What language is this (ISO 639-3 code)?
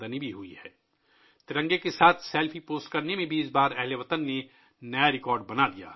urd